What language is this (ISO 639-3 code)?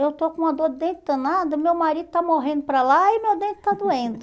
por